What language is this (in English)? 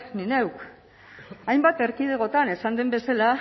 Basque